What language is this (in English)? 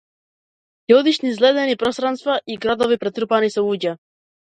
Macedonian